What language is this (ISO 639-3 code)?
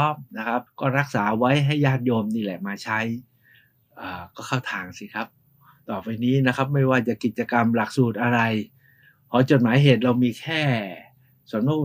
tha